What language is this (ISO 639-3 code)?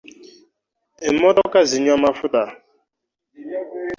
lug